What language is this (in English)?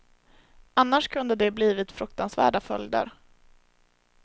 Swedish